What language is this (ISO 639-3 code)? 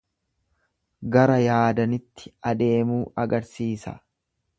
orm